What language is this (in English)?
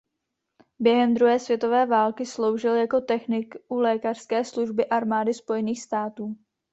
Czech